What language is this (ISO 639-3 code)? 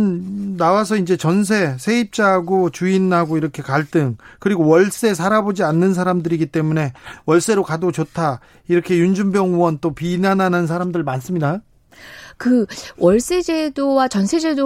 kor